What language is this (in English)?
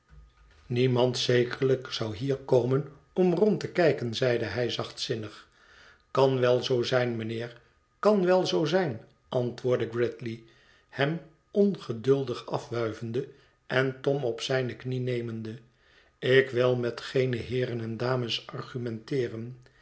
Dutch